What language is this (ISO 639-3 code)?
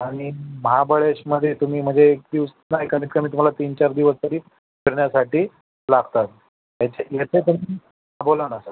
mar